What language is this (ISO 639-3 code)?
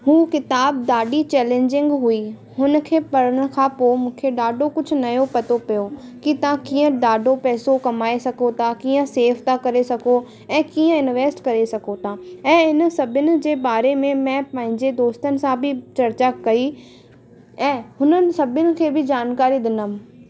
snd